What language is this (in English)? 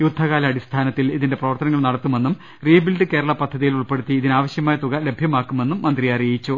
Malayalam